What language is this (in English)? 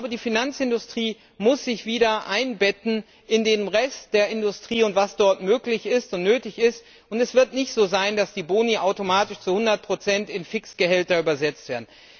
German